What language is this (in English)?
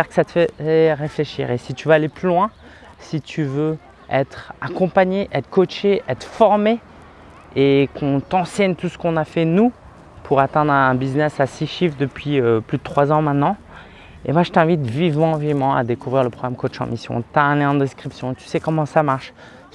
French